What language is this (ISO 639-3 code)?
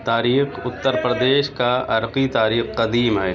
urd